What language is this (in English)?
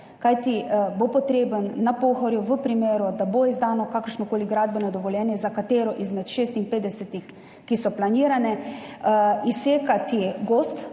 Slovenian